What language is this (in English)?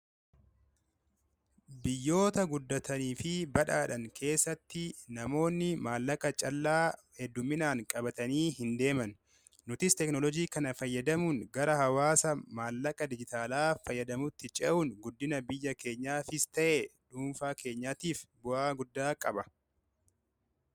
Oromo